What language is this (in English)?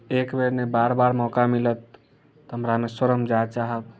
Maithili